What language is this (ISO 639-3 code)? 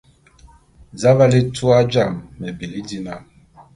bum